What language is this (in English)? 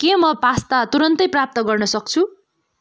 Nepali